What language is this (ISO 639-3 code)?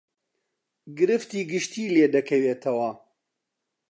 ckb